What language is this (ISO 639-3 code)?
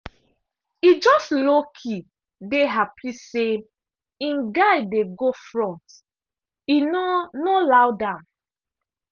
pcm